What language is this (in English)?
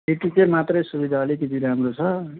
Nepali